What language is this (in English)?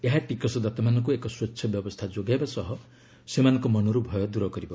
Odia